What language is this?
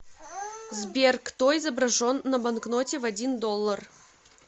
Russian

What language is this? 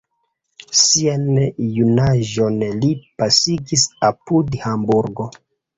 Esperanto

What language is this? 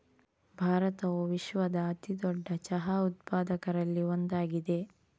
Kannada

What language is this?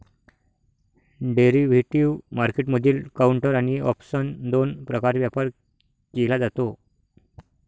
Marathi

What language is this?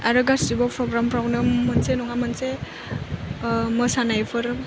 Bodo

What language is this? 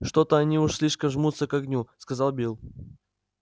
Russian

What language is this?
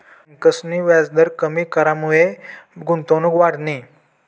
Marathi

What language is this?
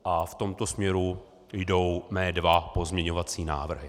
Czech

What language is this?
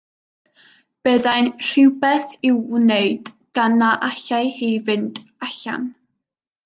Welsh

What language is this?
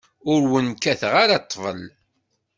Kabyle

